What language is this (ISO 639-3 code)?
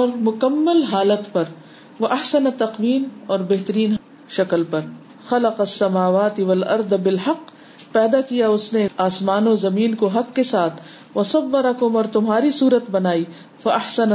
urd